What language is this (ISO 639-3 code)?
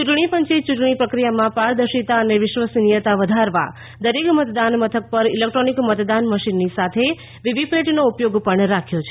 guj